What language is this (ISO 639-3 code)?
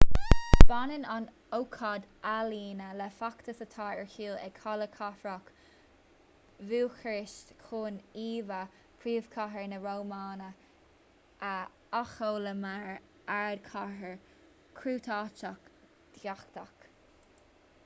gle